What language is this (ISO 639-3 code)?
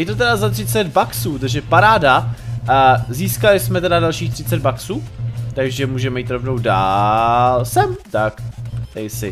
ces